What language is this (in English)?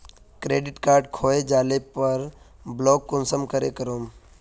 Magahi